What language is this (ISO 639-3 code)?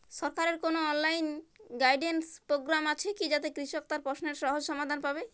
ben